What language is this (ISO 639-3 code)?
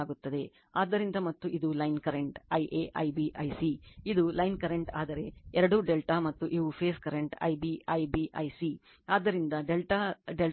kan